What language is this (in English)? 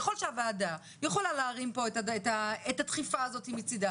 Hebrew